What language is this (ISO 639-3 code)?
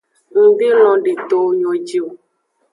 ajg